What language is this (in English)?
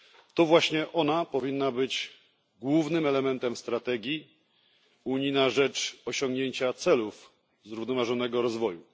Polish